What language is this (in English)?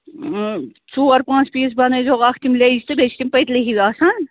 Kashmiri